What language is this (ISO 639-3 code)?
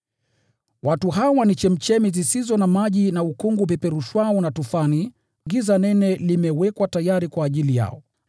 swa